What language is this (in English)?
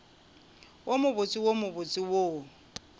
Northern Sotho